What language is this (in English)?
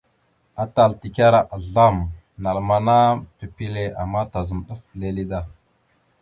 Mada (Cameroon)